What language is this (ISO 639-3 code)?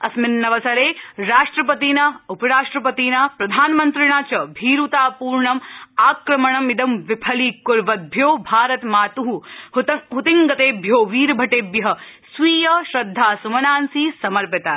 san